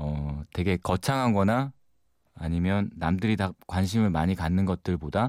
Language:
Korean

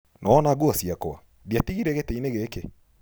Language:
Kikuyu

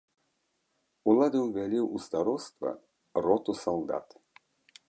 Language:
Belarusian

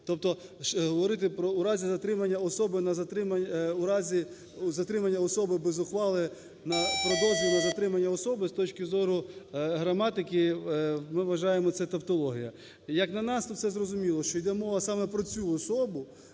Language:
Ukrainian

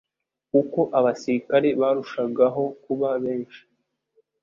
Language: Kinyarwanda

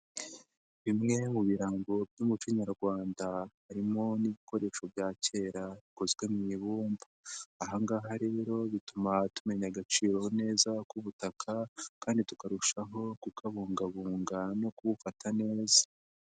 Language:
Kinyarwanda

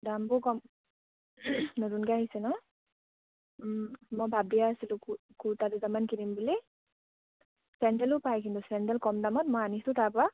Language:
Assamese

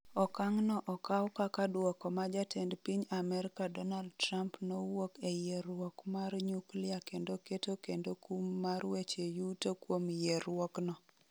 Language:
Luo (Kenya and Tanzania)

